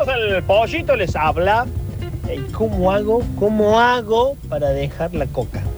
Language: Spanish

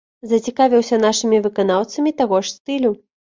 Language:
Belarusian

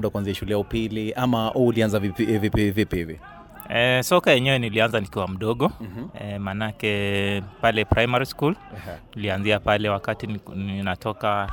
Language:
Swahili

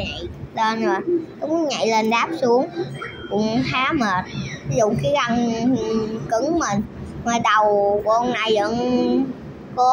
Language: Vietnamese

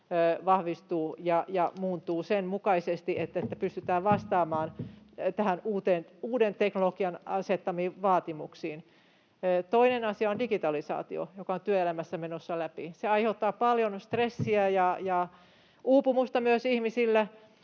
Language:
Finnish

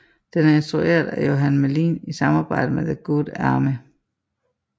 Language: Danish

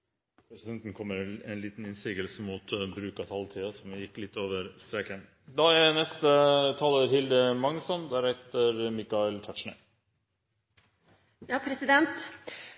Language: Norwegian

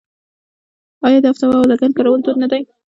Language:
Pashto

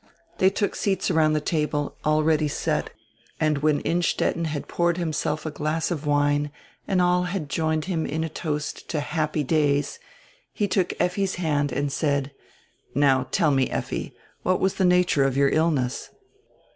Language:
English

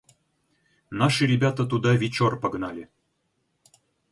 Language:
Russian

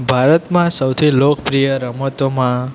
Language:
Gujarati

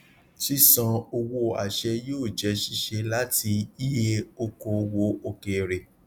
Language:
Yoruba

